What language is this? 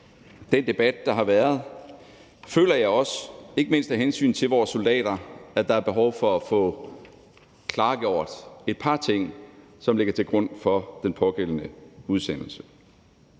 Danish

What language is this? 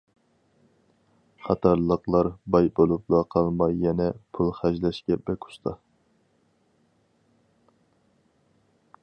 Uyghur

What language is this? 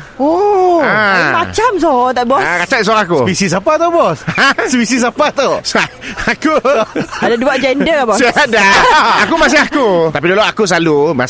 Malay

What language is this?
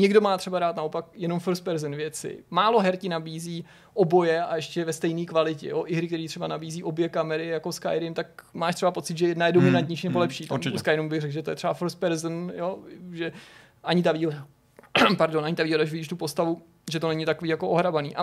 Czech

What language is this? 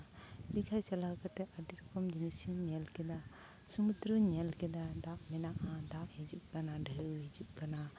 Santali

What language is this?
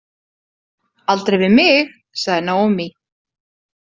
Icelandic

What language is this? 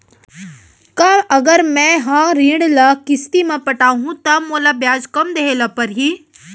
Chhattisgarhi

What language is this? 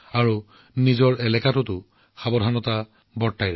Assamese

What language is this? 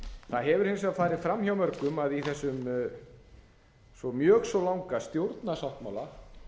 Icelandic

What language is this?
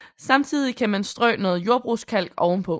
Danish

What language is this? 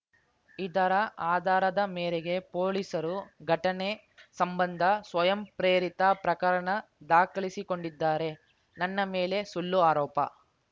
Kannada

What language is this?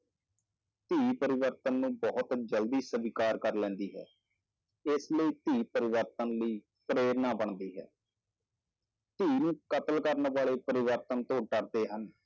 Punjabi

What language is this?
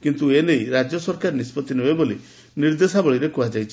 Odia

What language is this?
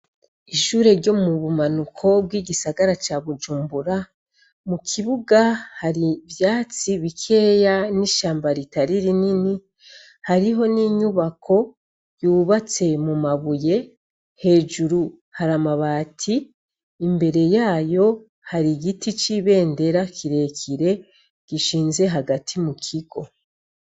Rundi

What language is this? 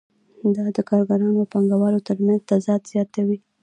Pashto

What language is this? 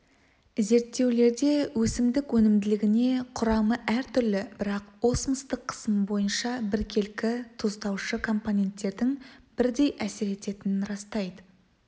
Kazakh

